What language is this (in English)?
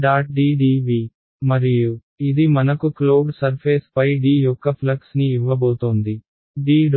Telugu